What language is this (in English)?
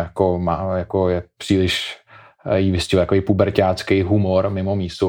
Czech